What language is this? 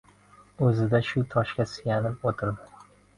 Uzbek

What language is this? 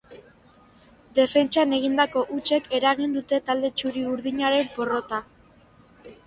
Basque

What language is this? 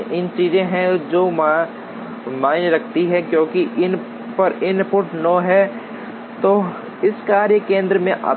Hindi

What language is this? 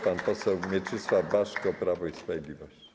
Polish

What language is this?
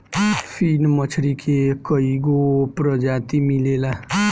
Bhojpuri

